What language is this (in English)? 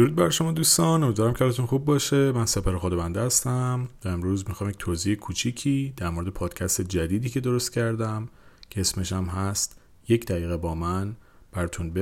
Persian